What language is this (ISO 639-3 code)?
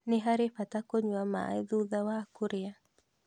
kik